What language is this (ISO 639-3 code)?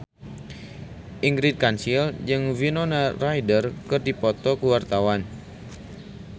sun